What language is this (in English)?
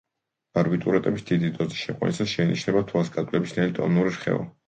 Georgian